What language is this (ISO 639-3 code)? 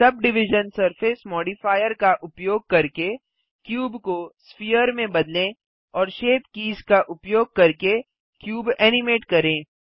hin